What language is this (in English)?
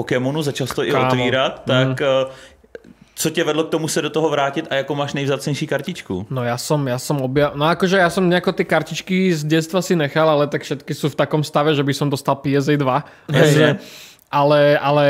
Czech